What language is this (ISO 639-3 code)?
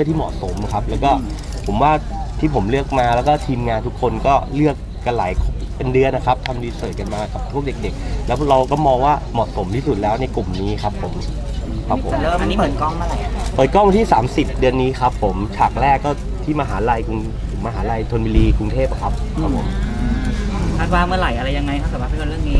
tha